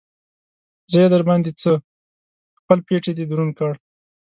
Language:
Pashto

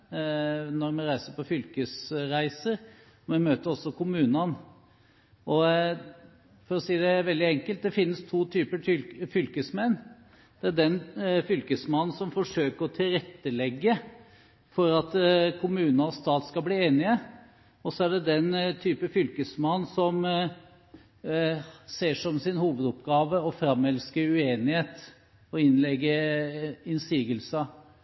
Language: Norwegian Bokmål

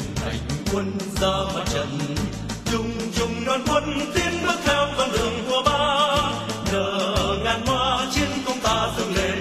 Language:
Vietnamese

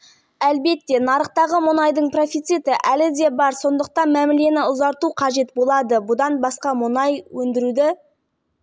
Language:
Kazakh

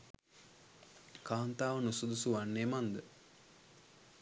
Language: Sinhala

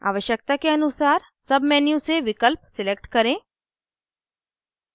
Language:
Hindi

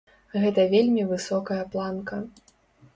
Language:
Belarusian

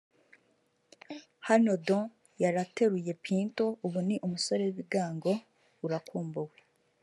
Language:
Kinyarwanda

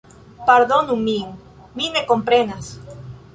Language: Esperanto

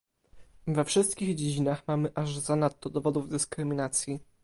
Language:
Polish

